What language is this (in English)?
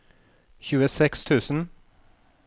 Norwegian